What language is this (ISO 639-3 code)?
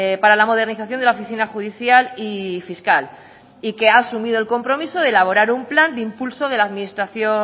spa